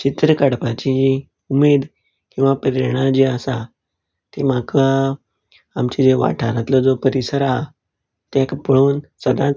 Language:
Konkani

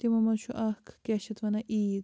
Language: Kashmiri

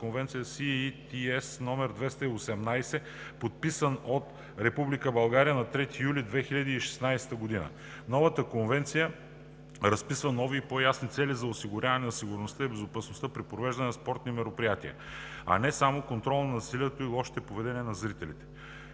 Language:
Bulgarian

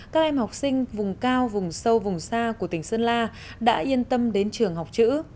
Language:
Vietnamese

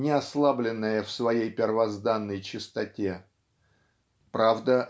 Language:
Russian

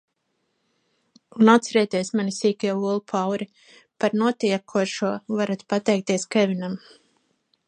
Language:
Latvian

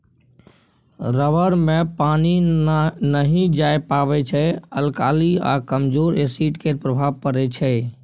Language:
Maithili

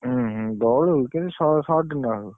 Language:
Odia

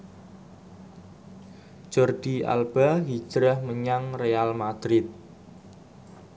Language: Javanese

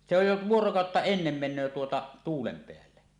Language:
Finnish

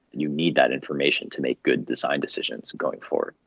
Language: English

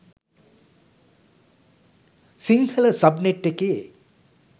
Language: Sinhala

